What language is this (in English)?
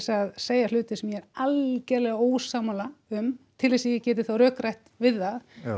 Icelandic